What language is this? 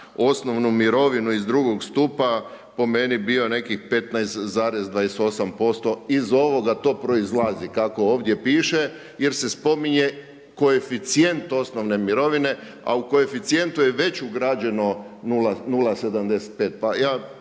Croatian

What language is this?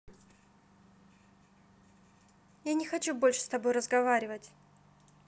Russian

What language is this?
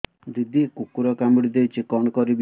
Odia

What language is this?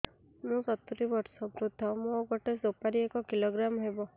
Odia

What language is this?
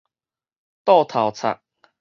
Min Nan Chinese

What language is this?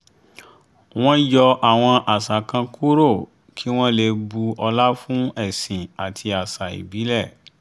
Yoruba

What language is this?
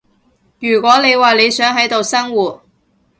Cantonese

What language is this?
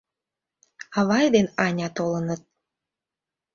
Mari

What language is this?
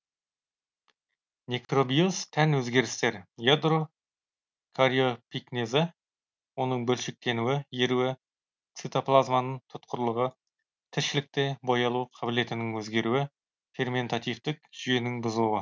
Kazakh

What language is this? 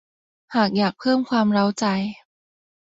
Thai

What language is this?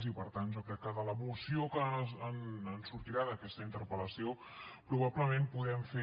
Catalan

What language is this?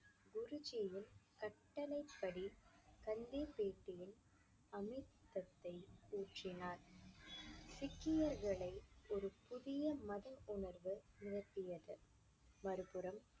Tamil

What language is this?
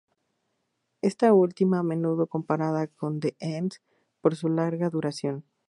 Spanish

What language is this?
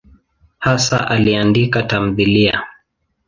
Swahili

